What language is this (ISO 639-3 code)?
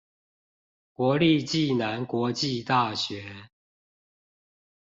zho